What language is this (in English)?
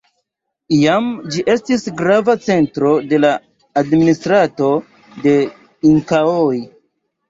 Esperanto